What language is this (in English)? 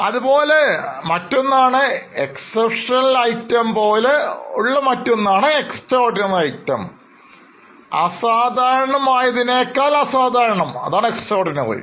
Malayalam